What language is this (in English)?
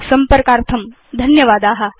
Sanskrit